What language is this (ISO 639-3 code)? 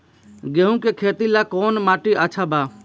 bho